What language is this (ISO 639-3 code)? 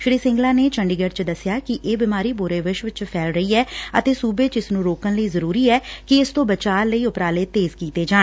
pan